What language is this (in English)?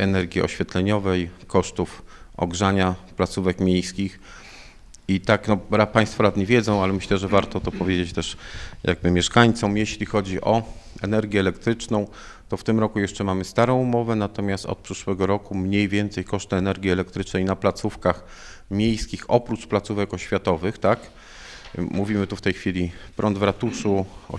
Polish